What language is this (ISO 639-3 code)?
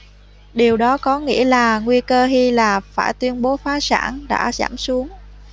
vie